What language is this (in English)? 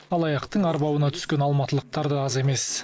Kazakh